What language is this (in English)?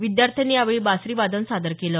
Marathi